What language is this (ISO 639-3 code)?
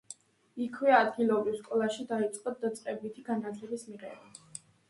kat